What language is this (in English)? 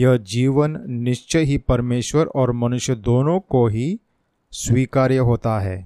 Hindi